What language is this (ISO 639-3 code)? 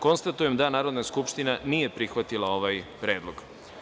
srp